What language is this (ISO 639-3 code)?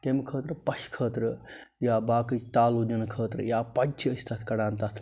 kas